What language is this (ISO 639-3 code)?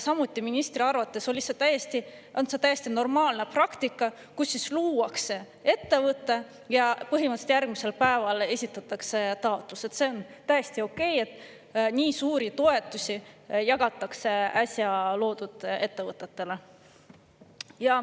est